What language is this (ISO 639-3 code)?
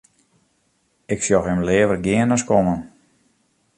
fry